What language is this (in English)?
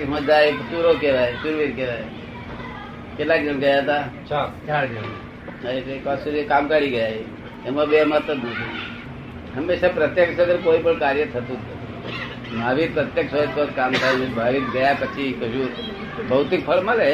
Gujarati